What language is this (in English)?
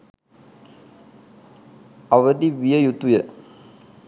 Sinhala